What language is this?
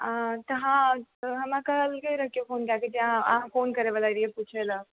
Maithili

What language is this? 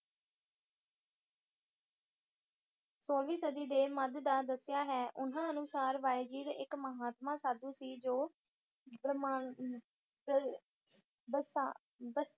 Punjabi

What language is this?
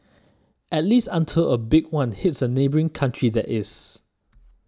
English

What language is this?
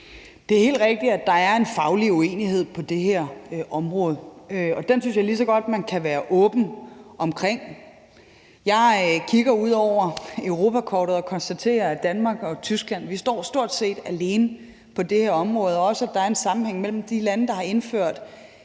Danish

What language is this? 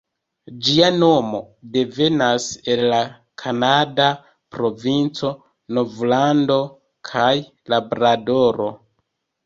Esperanto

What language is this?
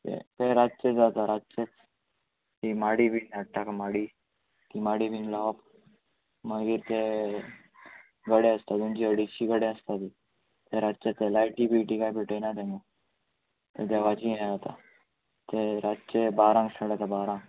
Konkani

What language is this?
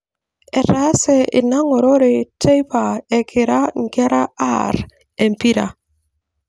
Masai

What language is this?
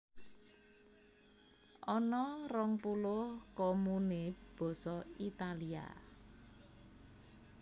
Javanese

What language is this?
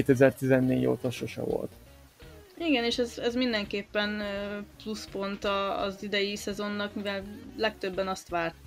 Hungarian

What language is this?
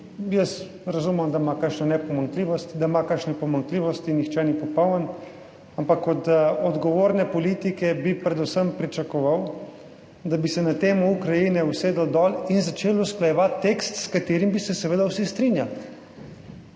Slovenian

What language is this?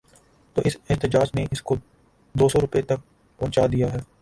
Urdu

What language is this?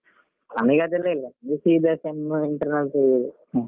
Kannada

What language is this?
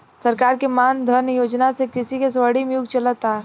Bhojpuri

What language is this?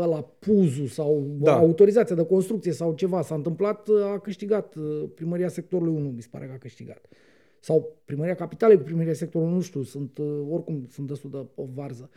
Romanian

